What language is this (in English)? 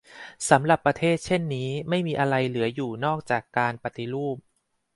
Thai